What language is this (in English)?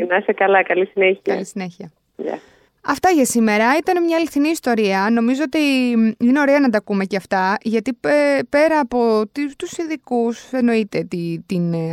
Greek